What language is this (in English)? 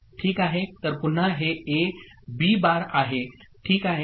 Marathi